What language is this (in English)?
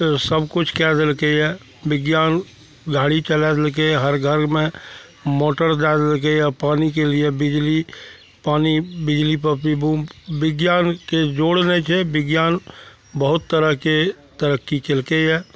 Maithili